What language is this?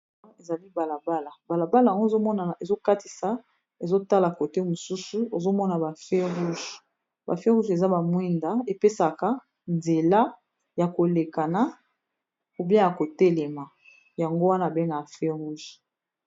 Lingala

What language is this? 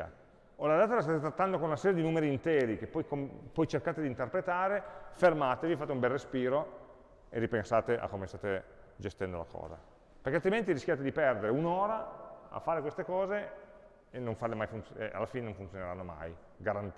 Italian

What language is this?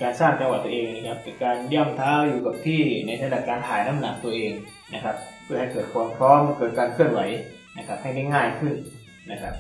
Thai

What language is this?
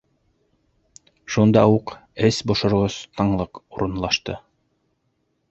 Bashkir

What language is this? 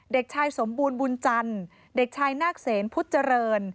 Thai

